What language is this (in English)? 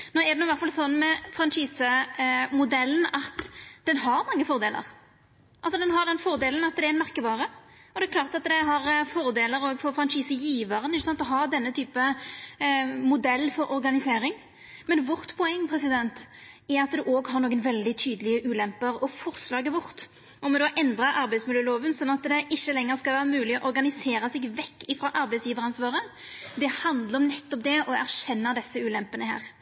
Norwegian Nynorsk